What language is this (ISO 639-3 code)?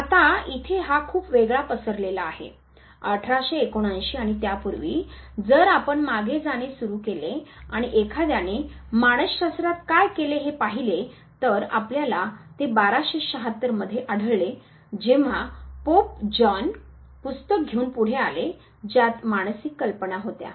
mar